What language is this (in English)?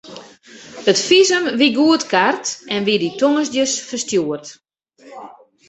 Western Frisian